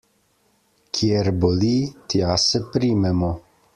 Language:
Slovenian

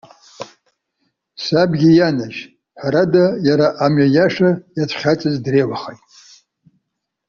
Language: Abkhazian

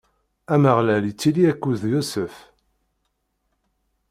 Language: Kabyle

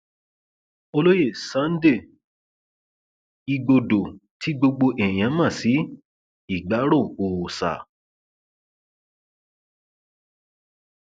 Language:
Yoruba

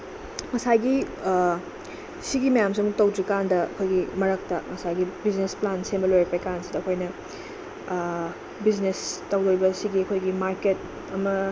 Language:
Manipuri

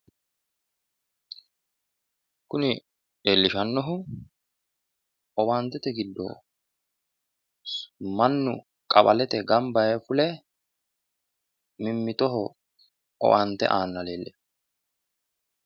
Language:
Sidamo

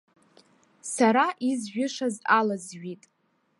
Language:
Abkhazian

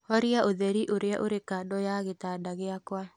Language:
Kikuyu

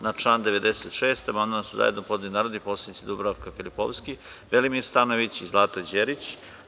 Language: Serbian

